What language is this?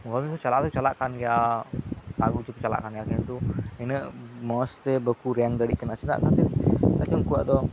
Santali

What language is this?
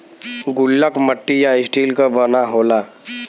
Bhojpuri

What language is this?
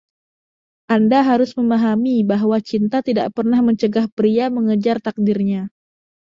Indonesian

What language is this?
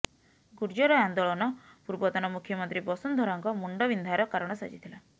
Odia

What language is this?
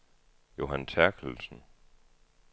Danish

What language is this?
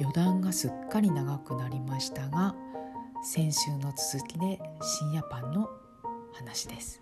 Japanese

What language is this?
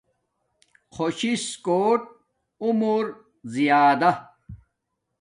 Domaaki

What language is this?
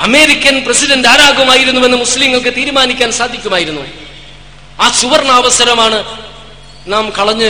Malayalam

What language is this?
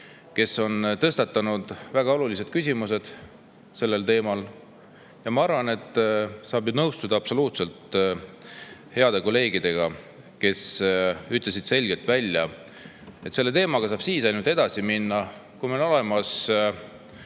Estonian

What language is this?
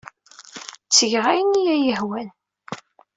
Kabyle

